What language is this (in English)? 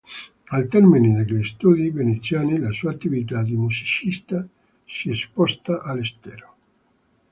Italian